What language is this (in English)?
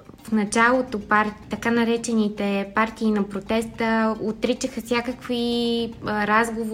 Bulgarian